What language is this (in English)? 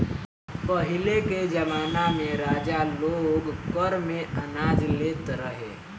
Bhojpuri